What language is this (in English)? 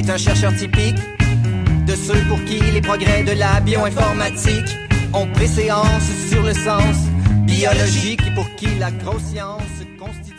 French